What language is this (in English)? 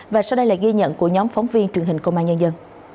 Vietnamese